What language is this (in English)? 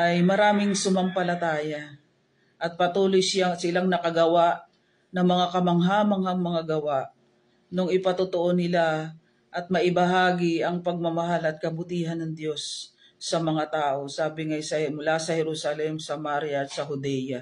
Filipino